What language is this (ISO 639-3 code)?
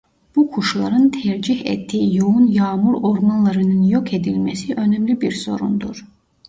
tur